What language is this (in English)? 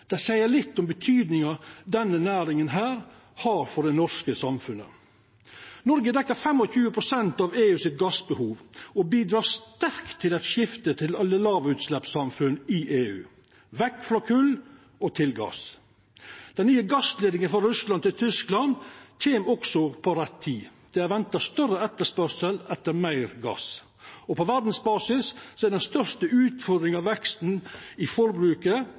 Norwegian Nynorsk